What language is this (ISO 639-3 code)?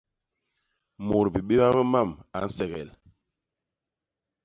bas